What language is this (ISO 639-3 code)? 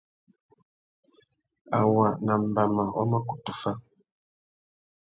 bag